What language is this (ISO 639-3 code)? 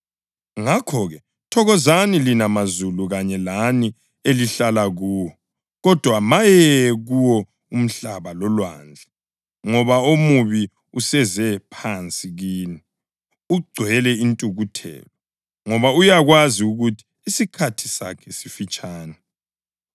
nde